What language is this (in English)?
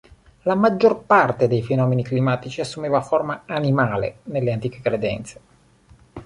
Italian